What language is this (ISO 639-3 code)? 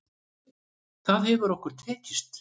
isl